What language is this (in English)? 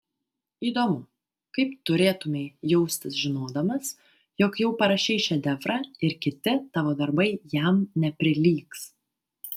Lithuanian